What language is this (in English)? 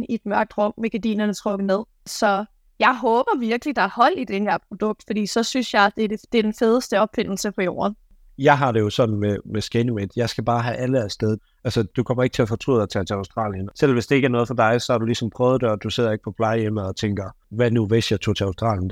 Danish